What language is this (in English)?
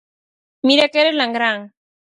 Galician